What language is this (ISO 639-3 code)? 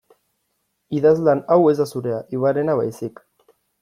eus